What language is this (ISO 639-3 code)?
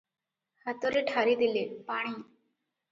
ori